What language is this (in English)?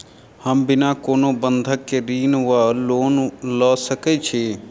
Maithili